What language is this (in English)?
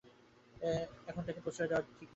Bangla